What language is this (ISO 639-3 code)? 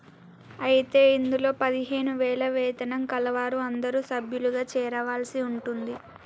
tel